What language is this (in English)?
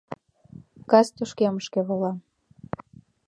Mari